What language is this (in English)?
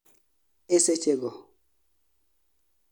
Luo (Kenya and Tanzania)